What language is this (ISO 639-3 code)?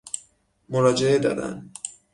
fas